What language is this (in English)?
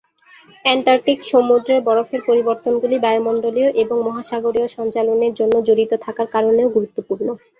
Bangla